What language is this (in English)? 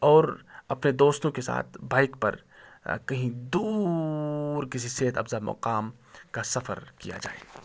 Urdu